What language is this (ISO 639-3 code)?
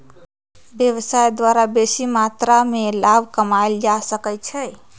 mag